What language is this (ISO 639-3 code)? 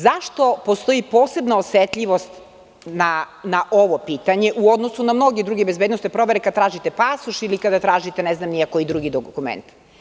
srp